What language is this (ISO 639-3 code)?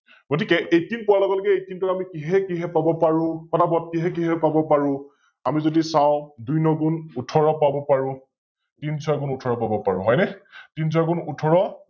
asm